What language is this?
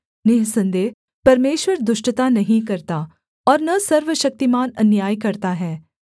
Hindi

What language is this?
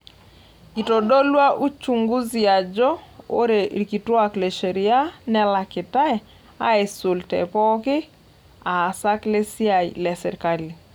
Masai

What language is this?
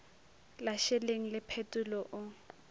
Northern Sotho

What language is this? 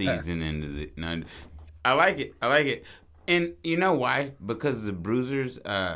English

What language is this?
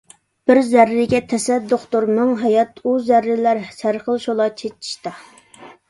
Uyghur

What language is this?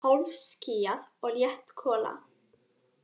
Icelandic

